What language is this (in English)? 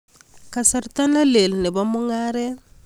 Kalenjin